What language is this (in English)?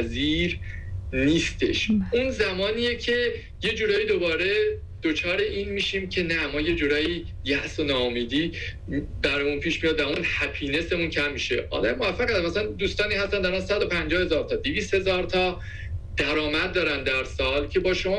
Persian